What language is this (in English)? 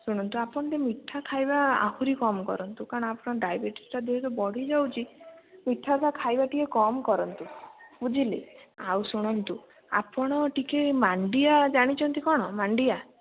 Odia